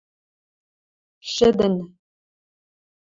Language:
Western Mari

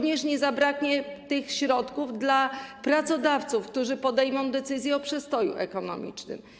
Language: Polish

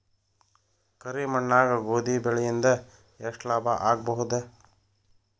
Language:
Kannada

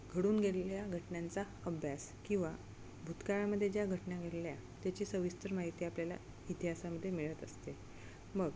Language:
Marathi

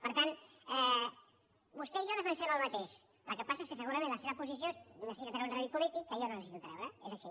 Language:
Catalan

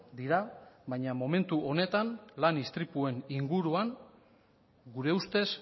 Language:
Basque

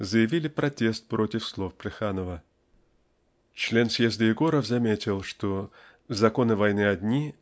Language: Russian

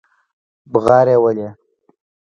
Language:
Pashto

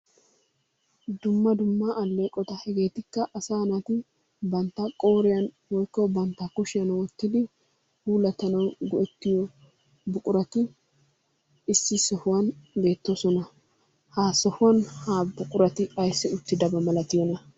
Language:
Wolaytta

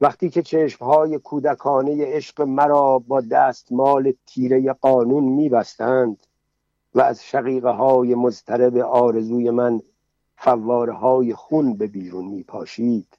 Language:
Persian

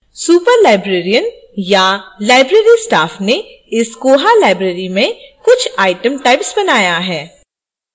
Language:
Hindi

